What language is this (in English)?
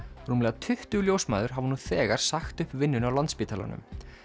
Icelandic